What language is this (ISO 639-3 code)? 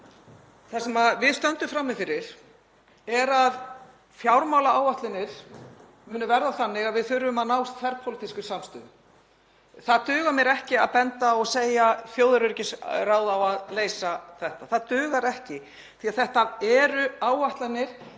isl